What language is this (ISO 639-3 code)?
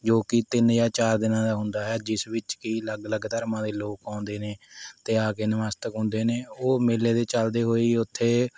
pan